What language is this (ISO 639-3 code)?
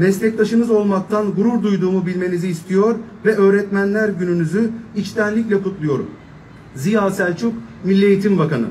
tur